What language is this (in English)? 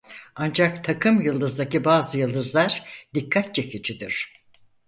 Turkish